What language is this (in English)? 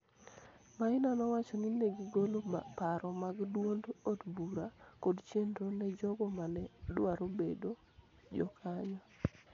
Luo (Kenya and Tanzania)